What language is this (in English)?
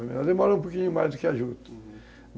Portuguese